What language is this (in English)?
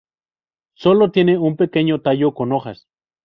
Spanish